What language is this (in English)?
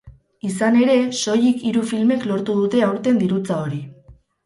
Basque